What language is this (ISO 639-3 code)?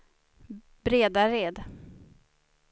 swe